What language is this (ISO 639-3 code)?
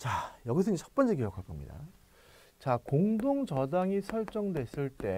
kor